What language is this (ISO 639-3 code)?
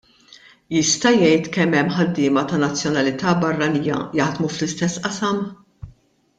mlt